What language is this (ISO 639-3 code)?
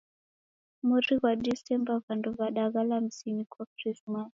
dav